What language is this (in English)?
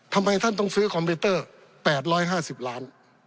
Thai